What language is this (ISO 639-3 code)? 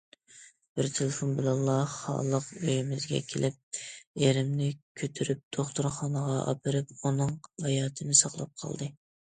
uig